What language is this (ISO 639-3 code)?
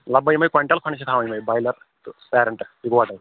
kas